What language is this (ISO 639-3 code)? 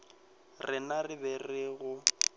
nso